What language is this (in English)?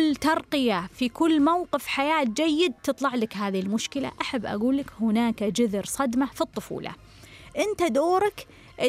Arabic